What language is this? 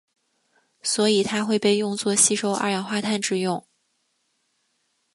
Chinese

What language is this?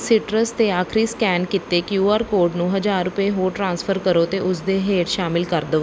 Punjabi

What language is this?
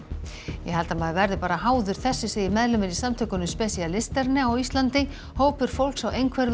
Icelandic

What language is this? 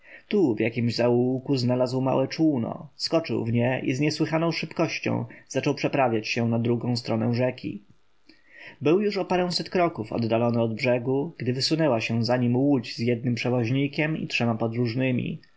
Polish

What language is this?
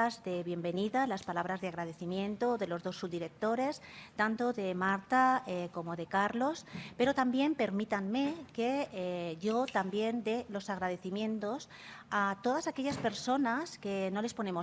Spanish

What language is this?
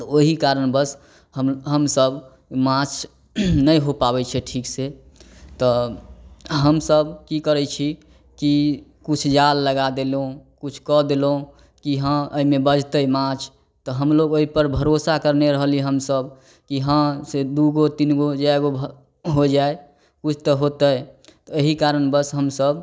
Maithili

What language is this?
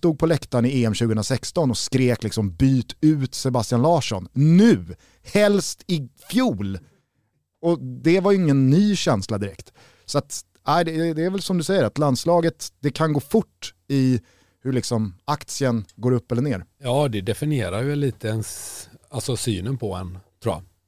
Swedish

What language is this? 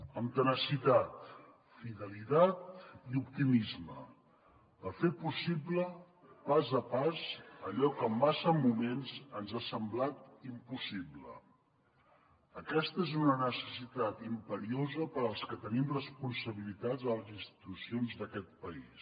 Catalan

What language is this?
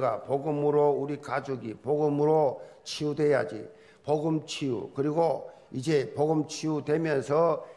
Korean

